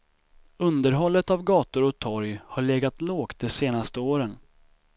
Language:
Swedish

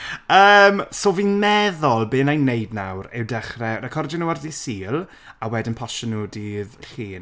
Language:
Welsh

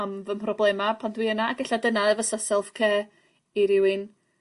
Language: Welsh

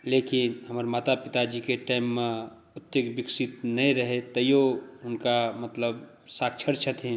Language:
Maithili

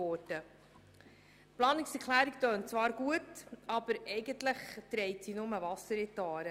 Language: Swiss German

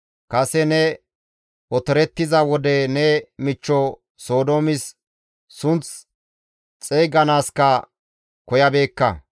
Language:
Gamo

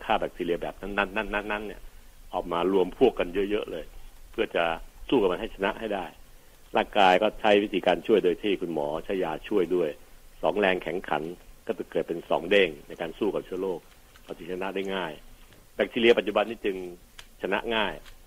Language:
Thai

